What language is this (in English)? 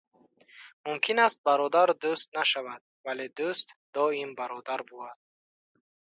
Tajik